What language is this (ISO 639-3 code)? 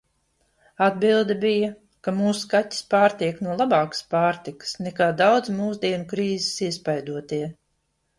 lav